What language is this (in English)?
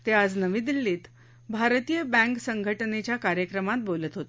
Marathi